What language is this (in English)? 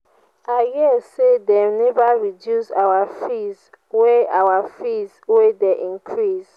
Nigerian Pidgin